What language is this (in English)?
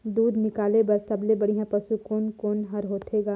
Chhattisgarhi